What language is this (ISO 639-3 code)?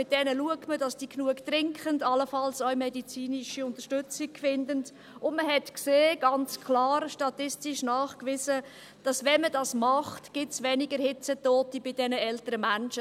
gsw